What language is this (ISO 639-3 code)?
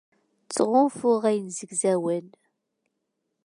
kab